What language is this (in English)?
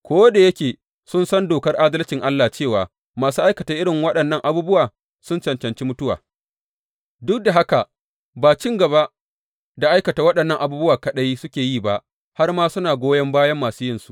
Hausa